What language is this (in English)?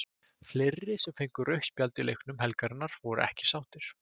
Icelandic